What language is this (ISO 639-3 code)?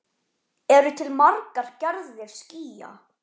isl